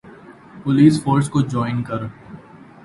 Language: Urdu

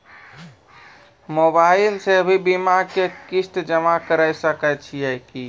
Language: Maithili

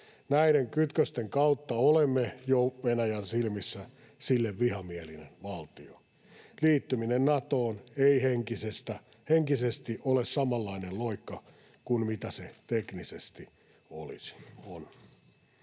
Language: Finnish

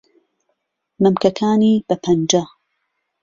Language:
Central Kurdish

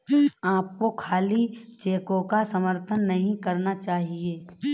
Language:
Hindi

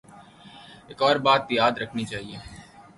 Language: Urdu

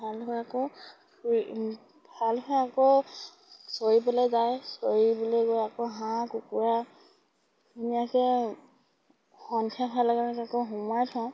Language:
Assamese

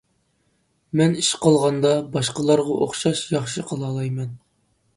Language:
Uyghur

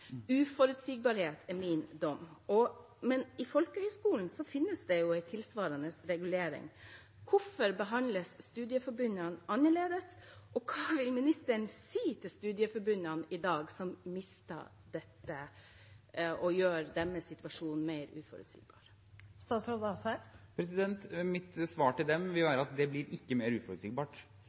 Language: Norwegian Bokmål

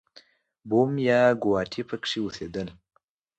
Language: Pashto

